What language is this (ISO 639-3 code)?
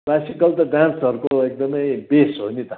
nep